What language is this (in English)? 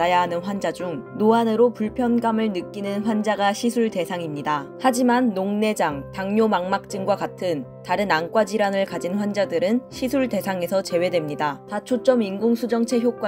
Korean